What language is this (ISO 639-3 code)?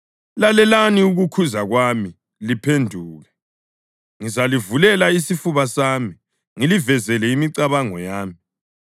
nde